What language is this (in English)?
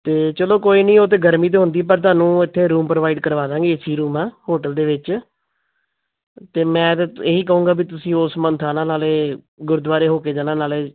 Punjabi